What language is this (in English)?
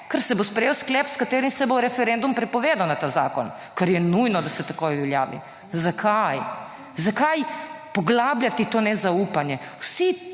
Slovenian